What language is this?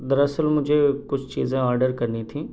Urdu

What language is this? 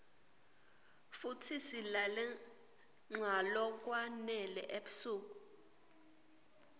Swati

